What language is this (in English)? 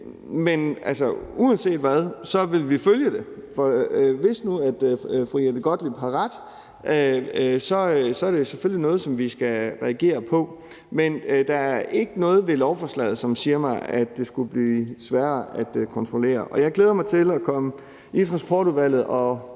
Danish